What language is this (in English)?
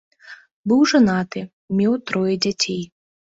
Belarusian